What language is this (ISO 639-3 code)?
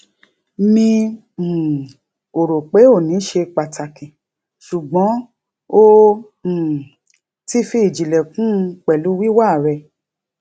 yor